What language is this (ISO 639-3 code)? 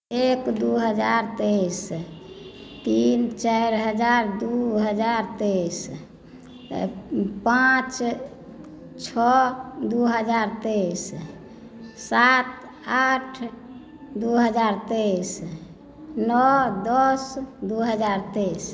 mai